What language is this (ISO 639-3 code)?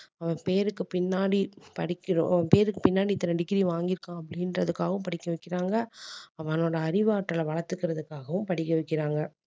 tam